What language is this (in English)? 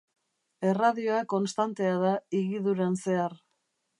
Basque